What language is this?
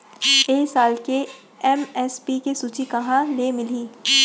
Chhattisgarhi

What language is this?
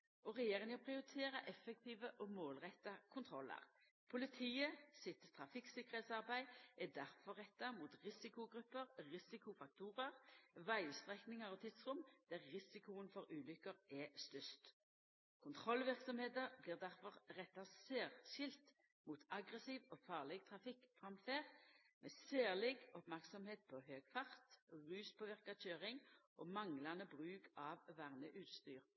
Norwegian Nynorsk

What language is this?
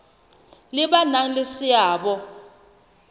Southern Sotho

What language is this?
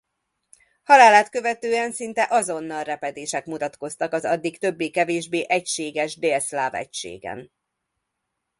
Hungarian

